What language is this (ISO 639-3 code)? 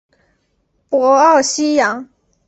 zho